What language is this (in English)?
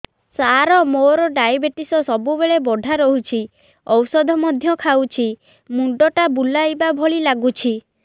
Odia